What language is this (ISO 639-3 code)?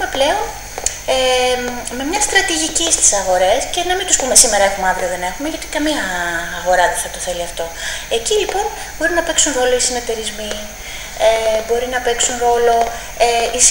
ell